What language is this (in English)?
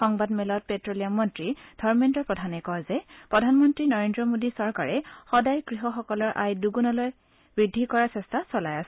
Assamese